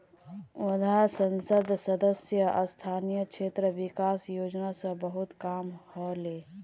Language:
Magahi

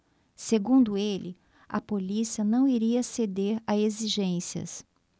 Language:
Portuguese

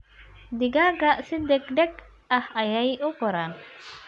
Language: Somali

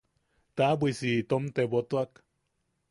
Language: Yaqui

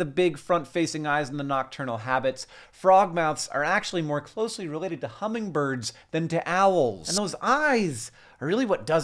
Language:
English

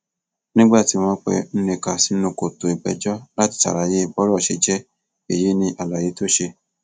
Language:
Yoruba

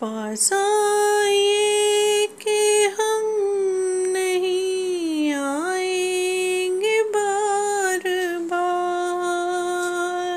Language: Hindi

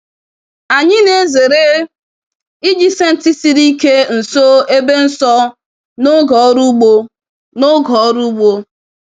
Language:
Igbo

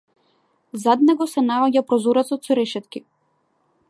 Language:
Macedonian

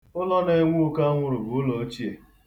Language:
Igbo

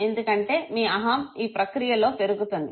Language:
Telugu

